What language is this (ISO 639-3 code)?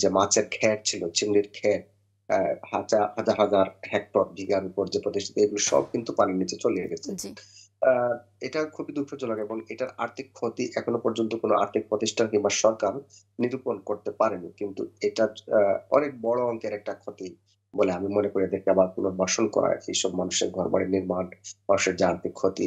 ben